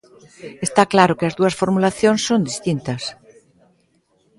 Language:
Galician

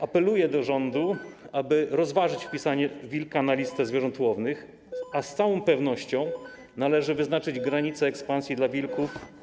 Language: Polish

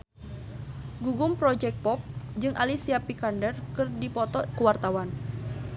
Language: Sundanese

